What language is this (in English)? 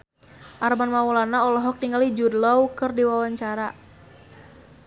Sundanese